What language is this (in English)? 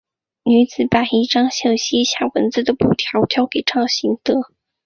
Chinese